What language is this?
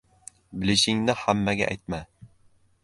Uzbek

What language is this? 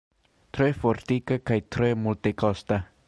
Esperanto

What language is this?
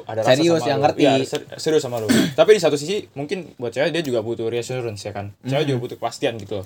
Indonesian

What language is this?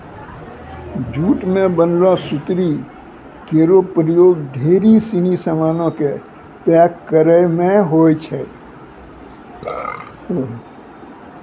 Maithili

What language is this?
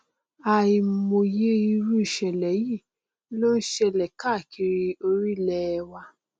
Yoruba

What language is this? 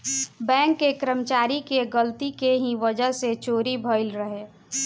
Bhojpuri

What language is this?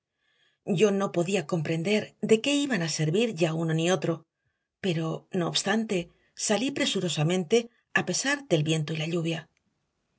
Spanish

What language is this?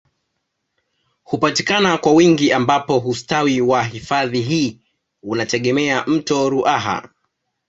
Swahili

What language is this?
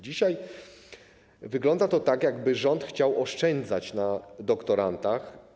Polish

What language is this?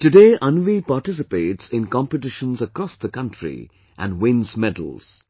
English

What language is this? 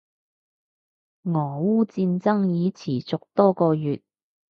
Cantonese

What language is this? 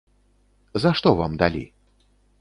Belarusian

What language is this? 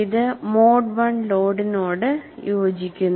Malayalam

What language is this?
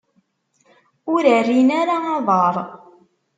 Kabyle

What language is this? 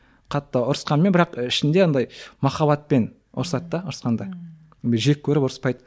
Kazakh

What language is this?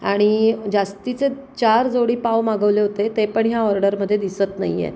Marathi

